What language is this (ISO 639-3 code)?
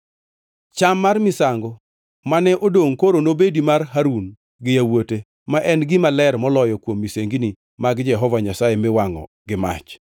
luo